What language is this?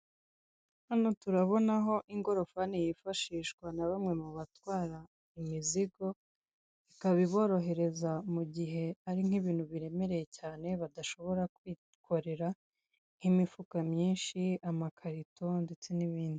Kinyarwanda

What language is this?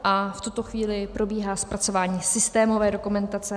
Czech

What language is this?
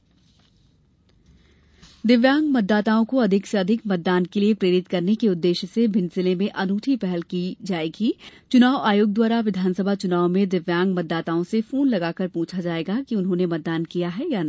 Hindi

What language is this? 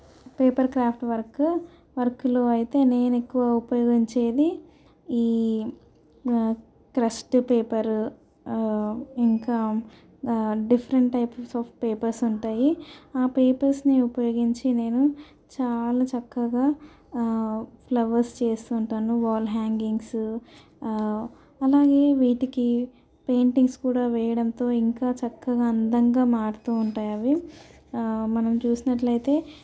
Telugu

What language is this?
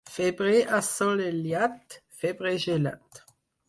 Catalan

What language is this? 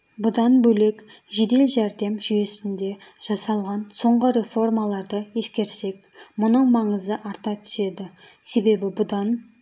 Kazakh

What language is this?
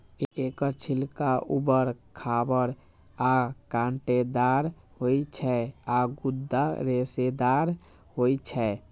Maithili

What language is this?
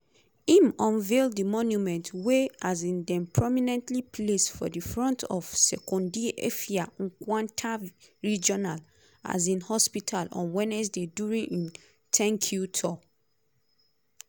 Nigerian Pidgin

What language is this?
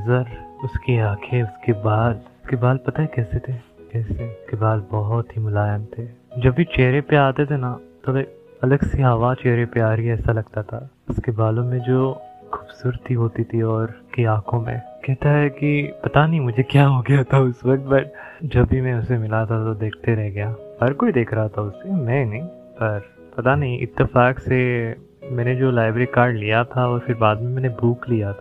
Hindi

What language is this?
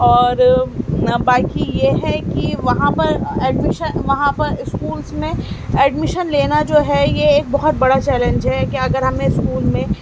Urdu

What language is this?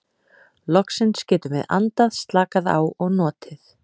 Icelandic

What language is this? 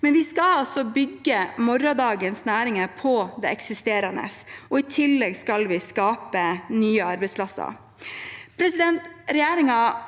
Norwegian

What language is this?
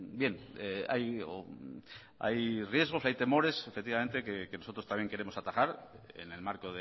Spanish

